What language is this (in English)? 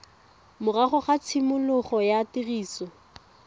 Tswana